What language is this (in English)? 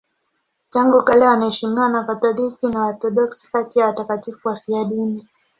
Swahili